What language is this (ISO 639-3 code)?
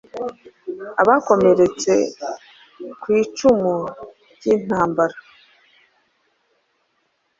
kin